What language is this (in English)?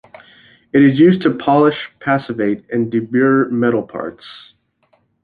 English